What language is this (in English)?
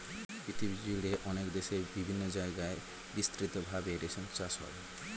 Bangla